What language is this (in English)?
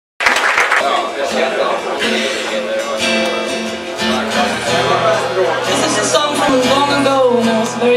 Dutch